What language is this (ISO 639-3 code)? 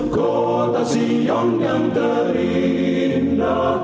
ind